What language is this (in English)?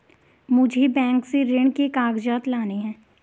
Hindi